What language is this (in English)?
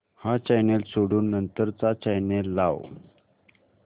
Marathi